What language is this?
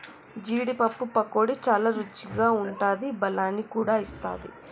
Telugu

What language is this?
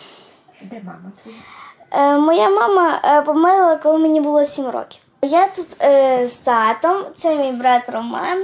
Ukrainian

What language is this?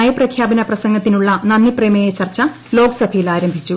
Malayalam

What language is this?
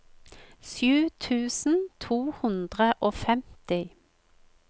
Norwegian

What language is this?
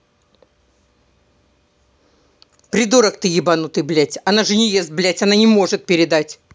Russian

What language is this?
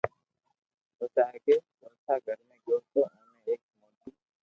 Loarki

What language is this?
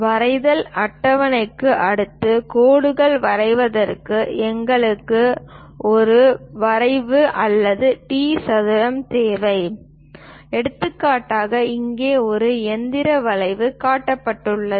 Tamil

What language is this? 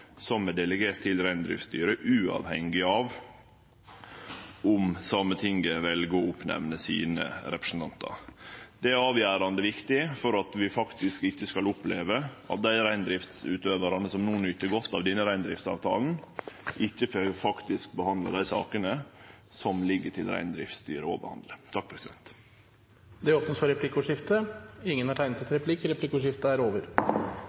Norwegian Nynorsk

